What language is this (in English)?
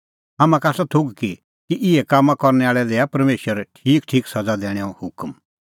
Kullu Pahari